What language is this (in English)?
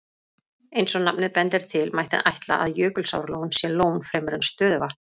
Icelandic